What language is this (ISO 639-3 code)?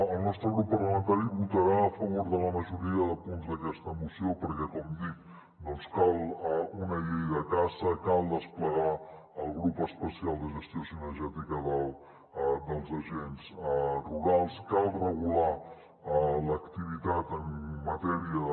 cat